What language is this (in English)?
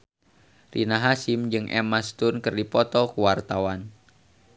Sundanese